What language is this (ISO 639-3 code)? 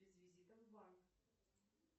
rus